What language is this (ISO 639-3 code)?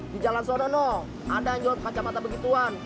ind